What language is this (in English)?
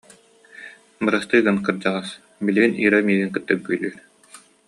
Yakut